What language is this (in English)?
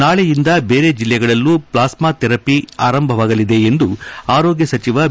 Kannada